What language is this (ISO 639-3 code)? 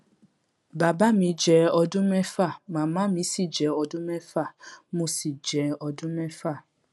yor